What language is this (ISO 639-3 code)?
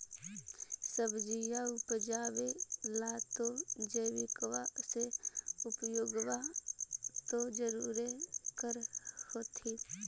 mag